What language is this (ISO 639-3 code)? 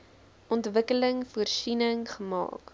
afr